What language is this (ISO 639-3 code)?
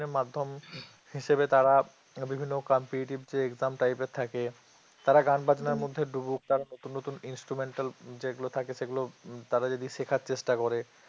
ben